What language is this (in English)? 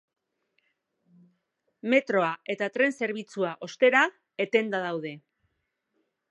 Basque